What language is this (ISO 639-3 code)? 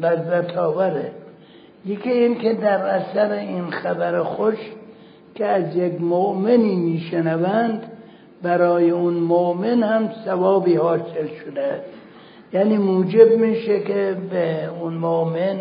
fas